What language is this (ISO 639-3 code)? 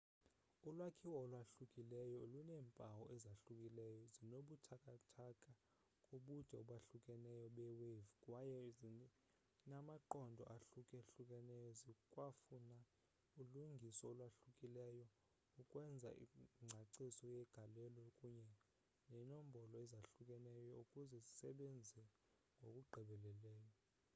xho